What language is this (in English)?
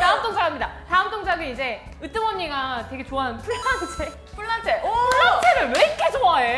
Korean